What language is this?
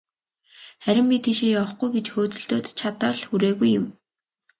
Mongolian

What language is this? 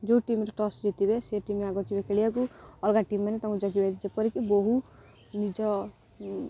Odia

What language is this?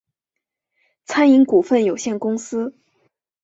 Chinese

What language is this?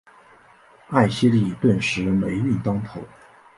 Chinese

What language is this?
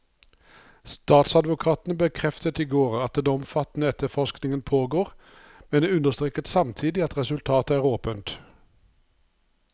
Norwegian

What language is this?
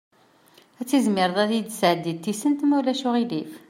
Kabyle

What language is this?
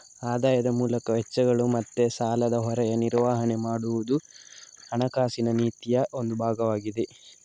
Kannada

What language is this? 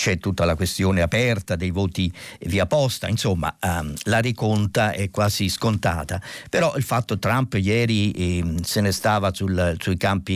Italian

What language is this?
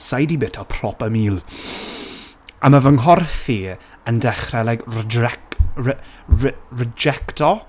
Welsh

